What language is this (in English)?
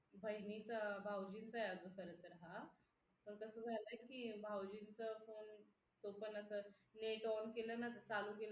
Marathi